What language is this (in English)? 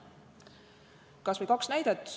Estonian